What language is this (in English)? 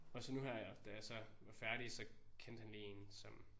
Danish